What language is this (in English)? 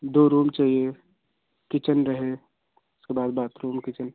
Hindi